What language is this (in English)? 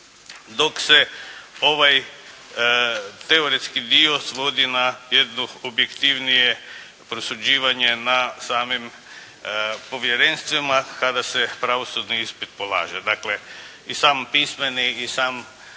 Croatian